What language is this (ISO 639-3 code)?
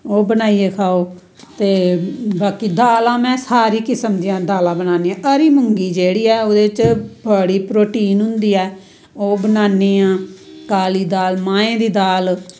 doi